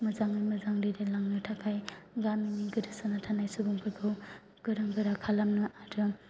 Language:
Bodo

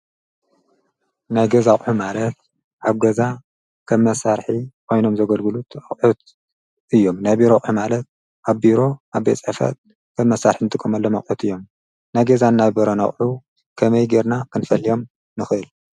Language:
Tigrinya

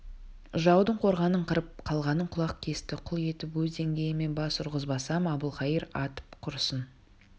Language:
Kazakh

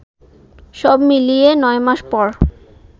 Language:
Bangla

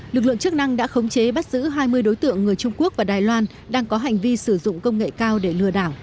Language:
Vietnamese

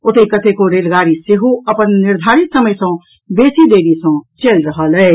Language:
Maithili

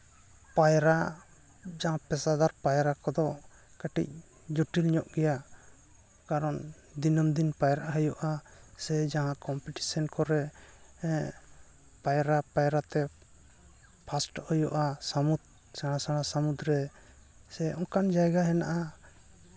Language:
Santali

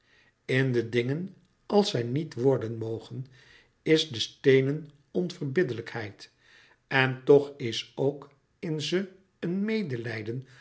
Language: Dutch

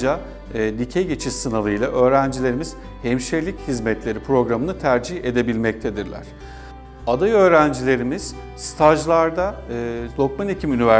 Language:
Turkish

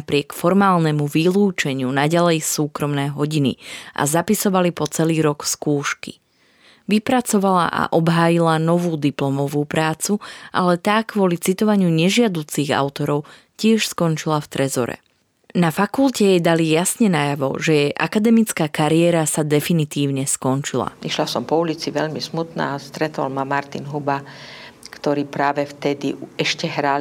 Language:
Slovak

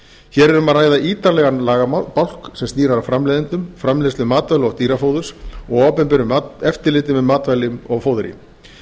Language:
Icelandic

